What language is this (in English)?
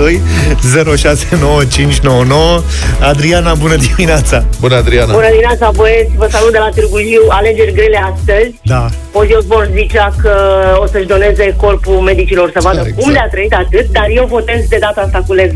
Romanian